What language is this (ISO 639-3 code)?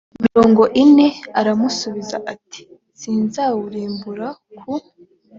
kin